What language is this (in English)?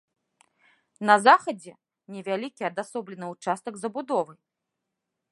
Belarusian